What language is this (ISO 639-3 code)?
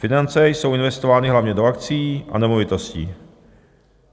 ces